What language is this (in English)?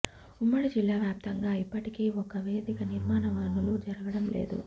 Telugu